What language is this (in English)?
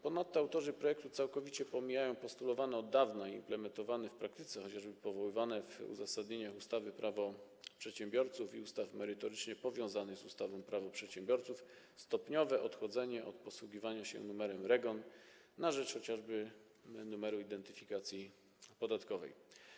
Polish